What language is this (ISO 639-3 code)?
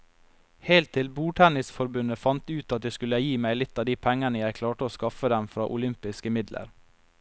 nor